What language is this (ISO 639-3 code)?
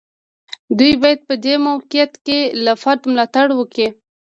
pus